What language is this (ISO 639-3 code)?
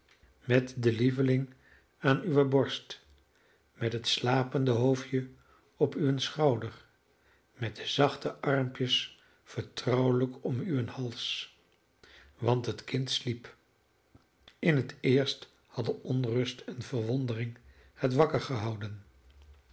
nld